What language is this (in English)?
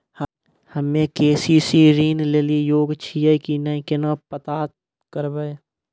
Maithili